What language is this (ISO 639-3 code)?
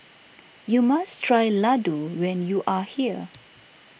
eng